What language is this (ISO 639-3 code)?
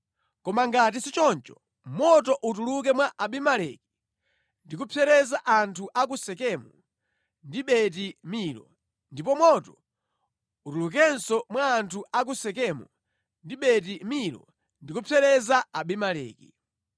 nya